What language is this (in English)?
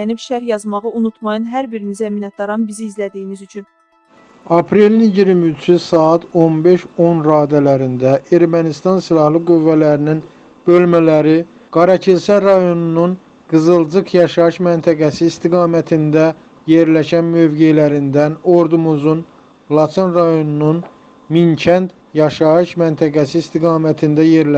Turkish